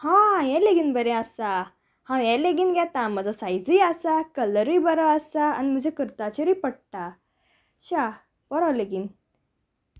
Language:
Konkani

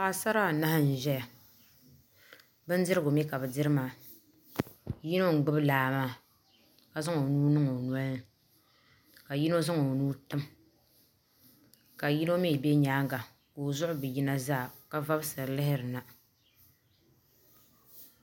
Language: Dagbani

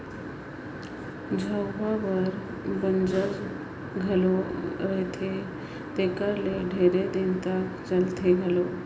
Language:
Chhattisgarhi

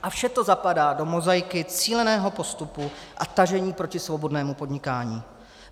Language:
Czech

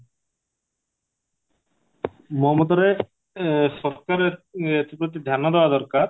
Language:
Odia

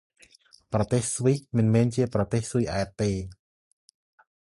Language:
Khmer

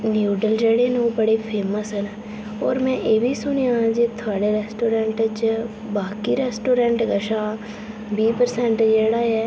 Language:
Dogri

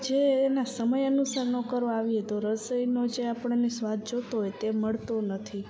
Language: Gujarati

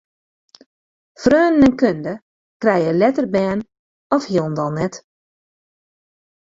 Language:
Western Frisian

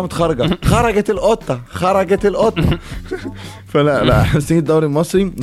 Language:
Arabic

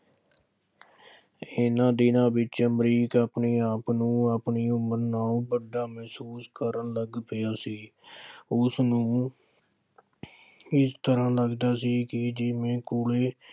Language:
Punjabi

